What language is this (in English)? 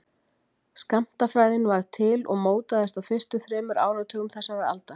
Icelandic